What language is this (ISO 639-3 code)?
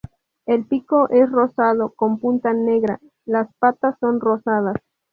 spa